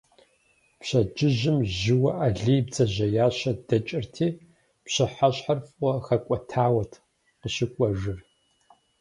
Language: Kabardian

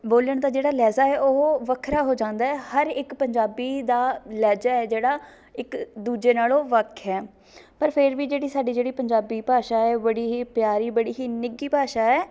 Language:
Punjabi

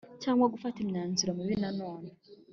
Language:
Kinyarwanda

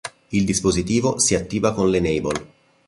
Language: Italian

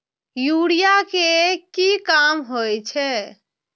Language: Maithili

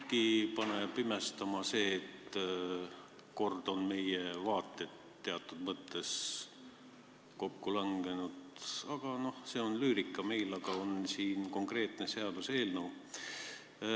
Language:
Estonian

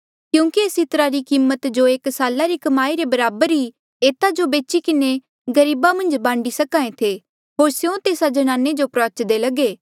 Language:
Mandeali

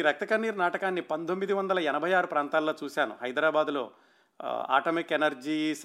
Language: Telugu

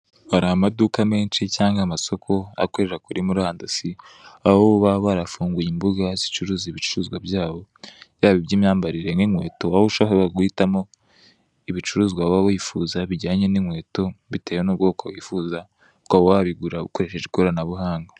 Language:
Kinyarwanda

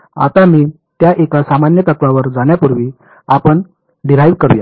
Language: Marathi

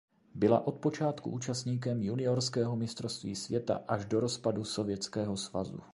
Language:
Czech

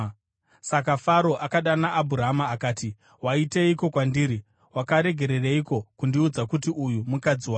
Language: Shona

